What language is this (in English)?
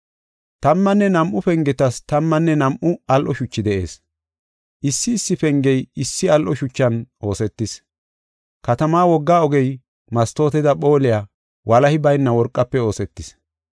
Gofa